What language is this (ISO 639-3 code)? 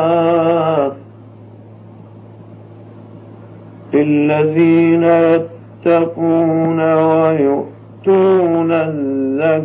ara